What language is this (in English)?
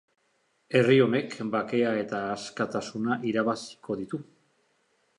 Basque